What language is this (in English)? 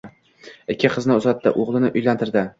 Uzbek